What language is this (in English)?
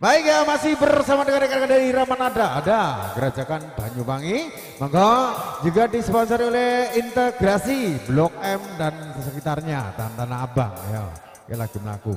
Indonesian